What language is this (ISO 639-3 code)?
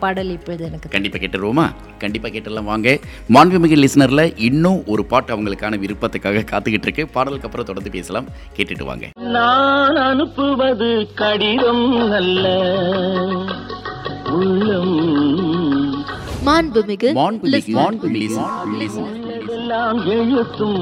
tam